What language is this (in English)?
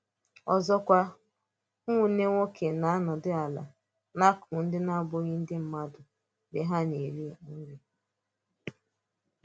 Igbo